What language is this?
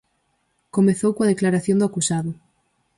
Galician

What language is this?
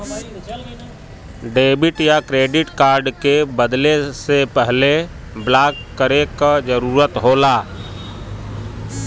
Bhojpuri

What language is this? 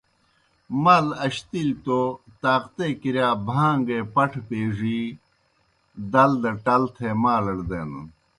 Kohistani Shina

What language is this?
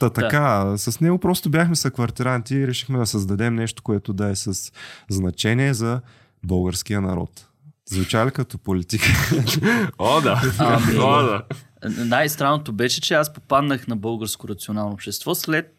Bulgarian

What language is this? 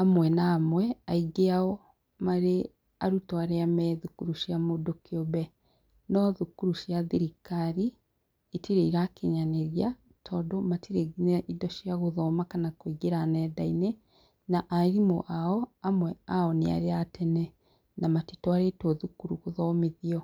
Kikuyu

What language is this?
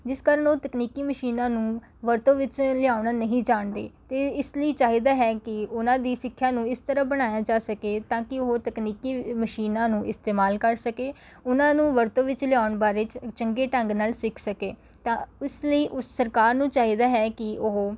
Punjabi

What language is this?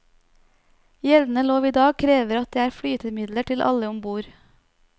Norwegian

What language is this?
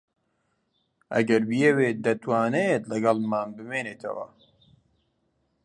Central Kurdish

